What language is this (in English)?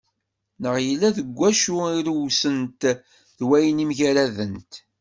Kabyle